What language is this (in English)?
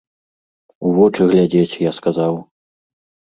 Belarusian